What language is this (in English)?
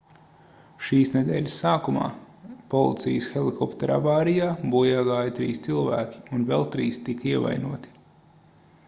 Latvian